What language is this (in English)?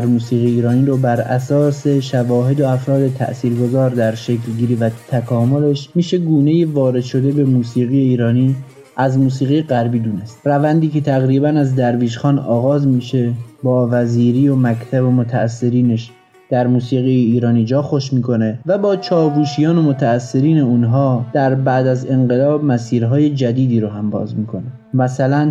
Persian